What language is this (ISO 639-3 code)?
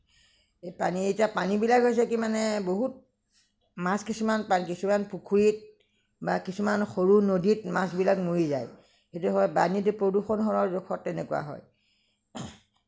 asm